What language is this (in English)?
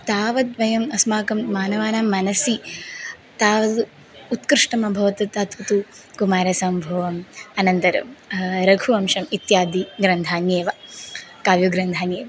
Sanskrit